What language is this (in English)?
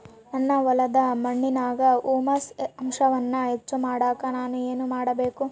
Kannada